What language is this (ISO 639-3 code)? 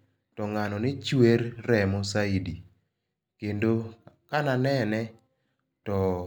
luo